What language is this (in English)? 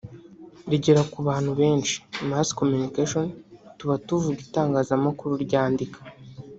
Kinyarwanda